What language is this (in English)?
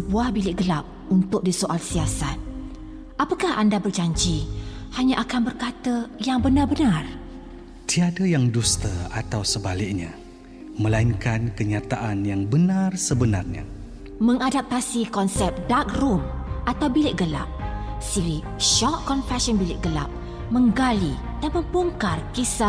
Malay